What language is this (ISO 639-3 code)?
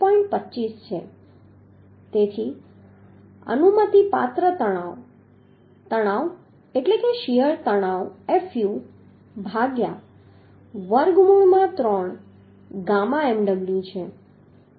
guj